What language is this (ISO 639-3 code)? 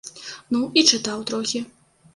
bel